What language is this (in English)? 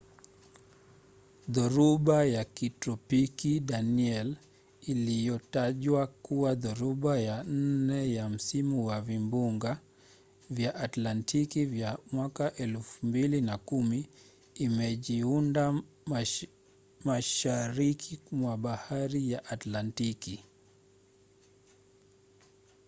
Swahili